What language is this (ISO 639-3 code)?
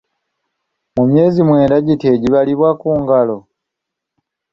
lug